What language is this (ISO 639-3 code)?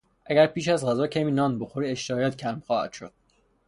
fas